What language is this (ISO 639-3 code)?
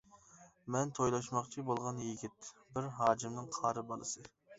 uig